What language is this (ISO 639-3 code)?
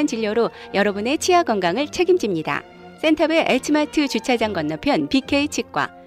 kor